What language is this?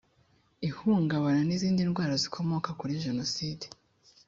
Kinyarwanda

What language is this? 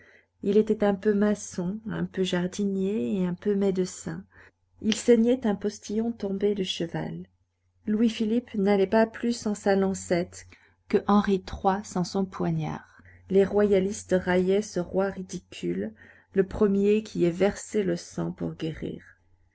French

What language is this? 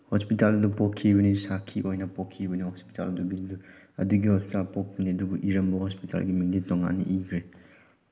Manipuri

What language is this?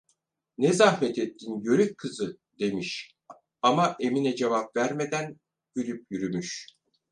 Turkish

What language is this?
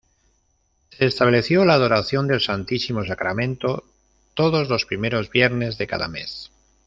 Spanish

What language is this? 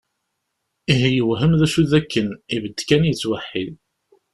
Kabyle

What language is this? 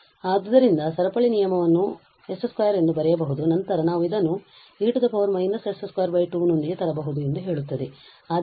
Kannada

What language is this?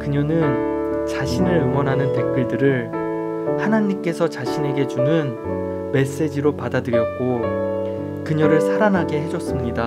Korean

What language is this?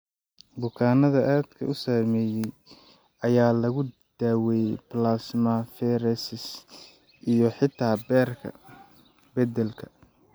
Somali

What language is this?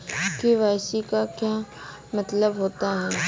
Hindi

